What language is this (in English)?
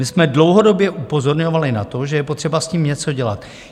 Czech